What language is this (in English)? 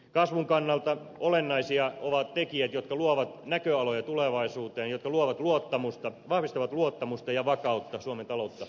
Finnish